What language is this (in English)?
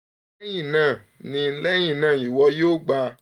Yoruba